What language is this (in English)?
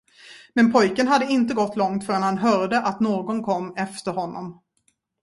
Swedish